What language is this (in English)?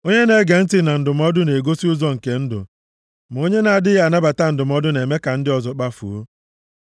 Igbo